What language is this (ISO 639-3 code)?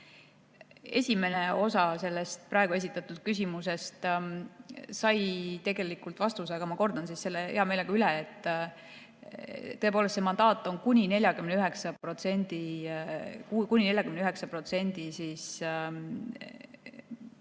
est